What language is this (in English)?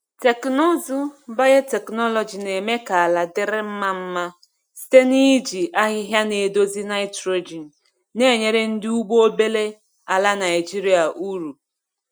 Igbo